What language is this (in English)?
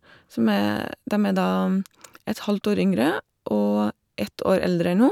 Norwegian